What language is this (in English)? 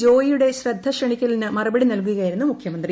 Malayalam